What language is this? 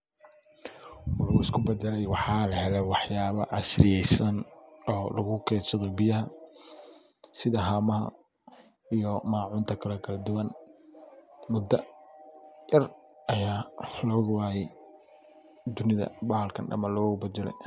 Somali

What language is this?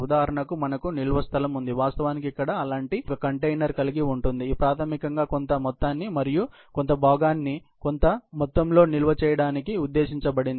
Telugu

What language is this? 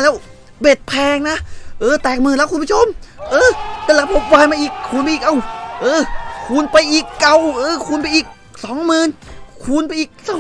Thai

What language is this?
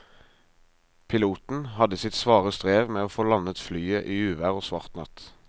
Norwegian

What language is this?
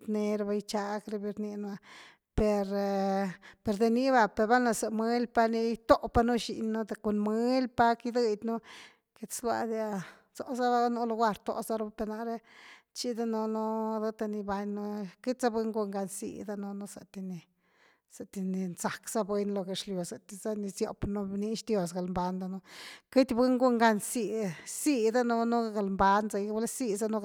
Güilá Zapotec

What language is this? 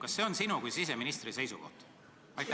Estonian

